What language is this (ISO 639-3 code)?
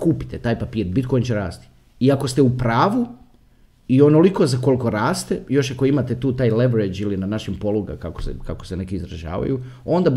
hrv